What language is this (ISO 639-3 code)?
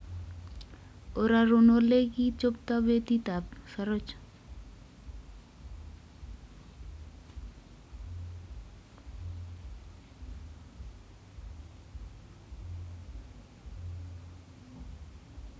kln